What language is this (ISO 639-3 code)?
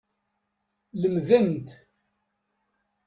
kab